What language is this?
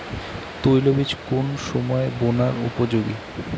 Bangla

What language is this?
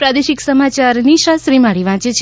Gujarati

